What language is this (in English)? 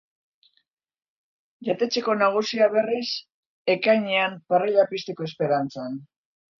Basque